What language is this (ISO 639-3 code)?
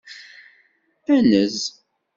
kab